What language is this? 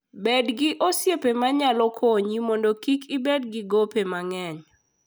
Luo (Kenya and Tanzania)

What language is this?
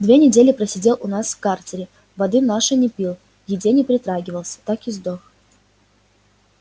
Russian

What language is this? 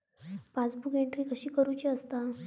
Marathi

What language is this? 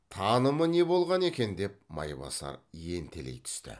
Kazakh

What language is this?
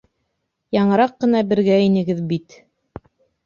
Bashkir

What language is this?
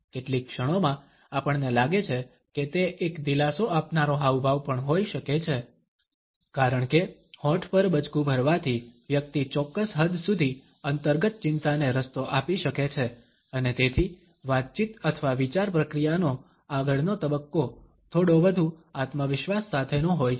Gujarati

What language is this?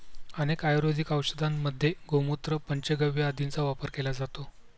Marathi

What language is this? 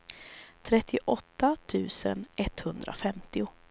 Swedish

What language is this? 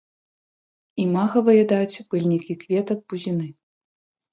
Belarusian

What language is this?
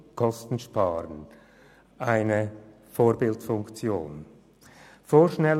Swiss German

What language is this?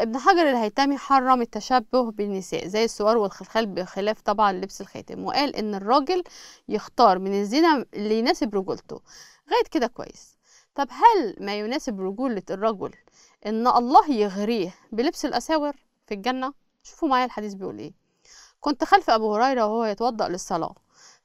Arabic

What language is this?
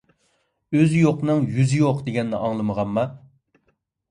Uyghur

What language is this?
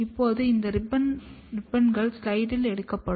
Tamil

